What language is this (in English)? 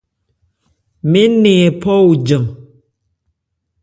Ebrié